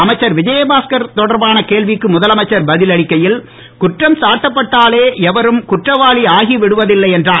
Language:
Tamil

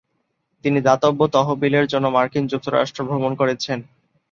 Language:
Bangla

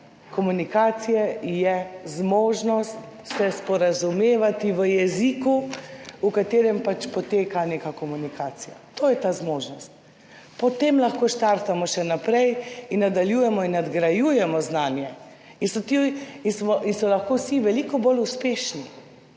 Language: Slovenian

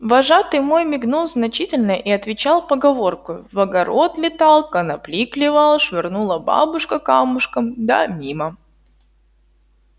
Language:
Russian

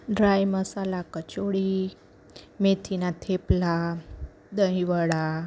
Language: Gujarati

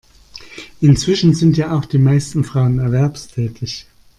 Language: German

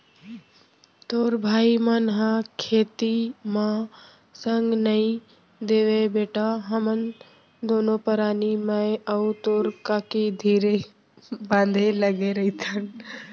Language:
Chhattisgarhi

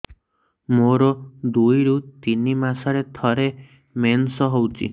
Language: Odia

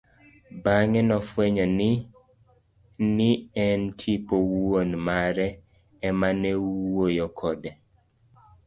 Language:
Luo (Kenya and Tanzania)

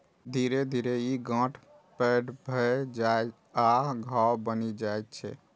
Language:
Maithili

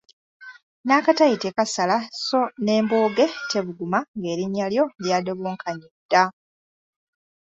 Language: Ganda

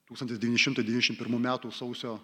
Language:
Lithuanian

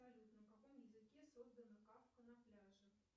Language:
Russian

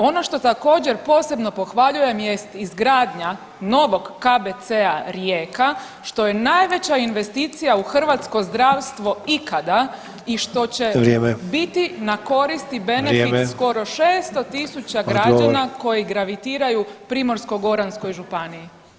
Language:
Croatian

